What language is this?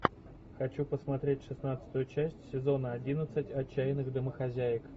Russian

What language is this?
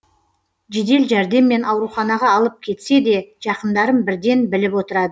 Kazakh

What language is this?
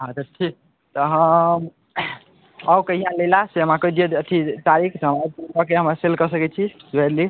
Maithili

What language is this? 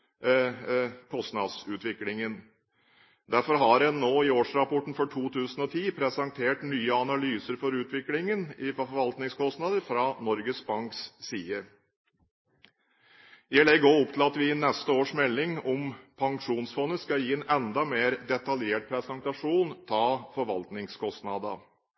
Norwegian Bokmål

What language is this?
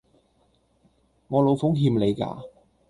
Cantonese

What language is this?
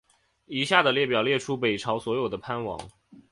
Chinese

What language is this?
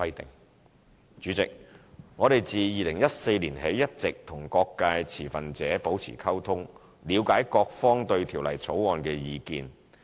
Cantonese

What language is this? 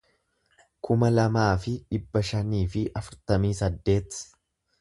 Oromo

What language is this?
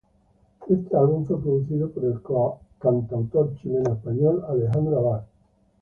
Spanish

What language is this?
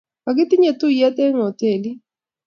Kalenjin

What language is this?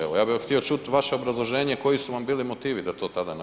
Croatian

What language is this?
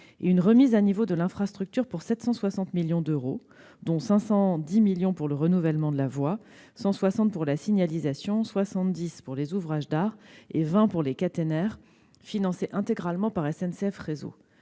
French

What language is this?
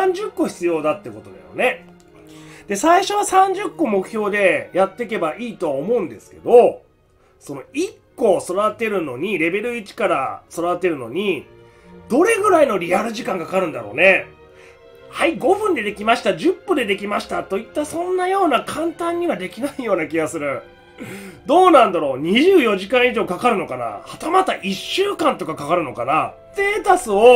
Japanese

